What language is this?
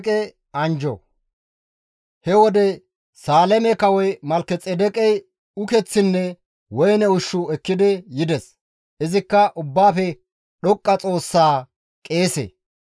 Gamo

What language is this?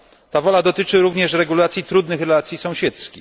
Polish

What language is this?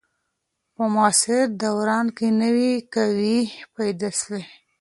Pashto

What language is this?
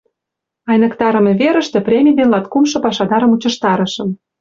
Mari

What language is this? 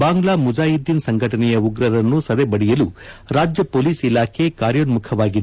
Kannada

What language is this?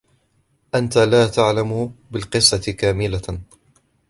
Arabic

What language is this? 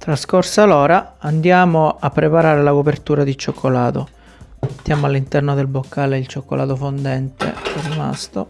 Italian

